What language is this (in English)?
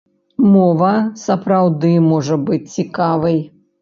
Belarusian